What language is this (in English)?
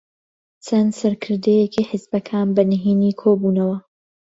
Central Kurdish